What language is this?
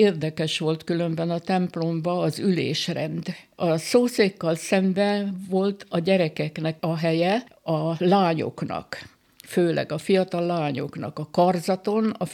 Hungarian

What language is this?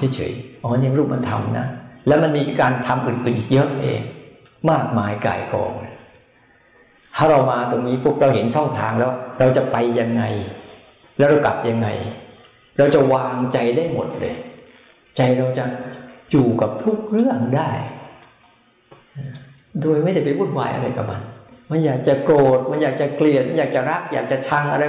Thai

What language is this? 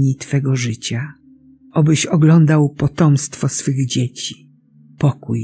Polish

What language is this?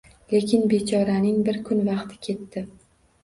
Uzbek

